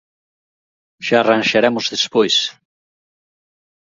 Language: Galician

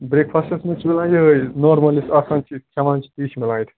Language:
Kashmiri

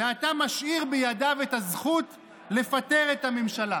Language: Hebrew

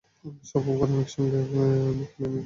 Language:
Bangla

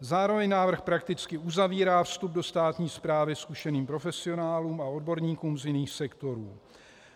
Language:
Czech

